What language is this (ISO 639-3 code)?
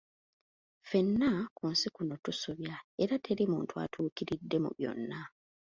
lug